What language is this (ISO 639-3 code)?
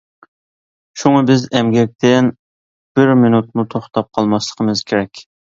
uig